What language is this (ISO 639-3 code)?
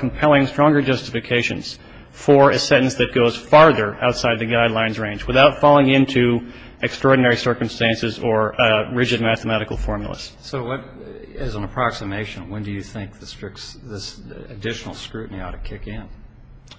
eng